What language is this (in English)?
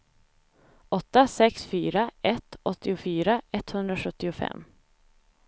Swedish